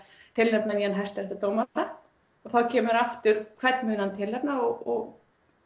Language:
Icelandic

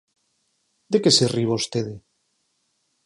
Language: Galician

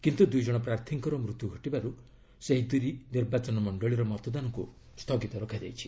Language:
Odia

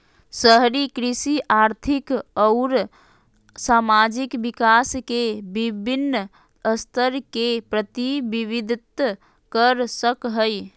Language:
Magahi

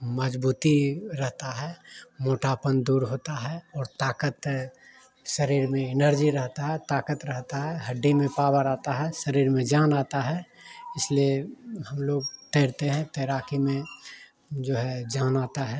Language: Hindi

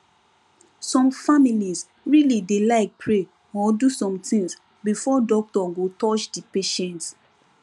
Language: Nigerian Pidgin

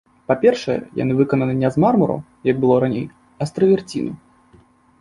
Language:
Belarusian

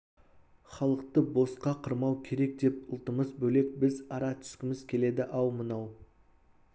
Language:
Kazakh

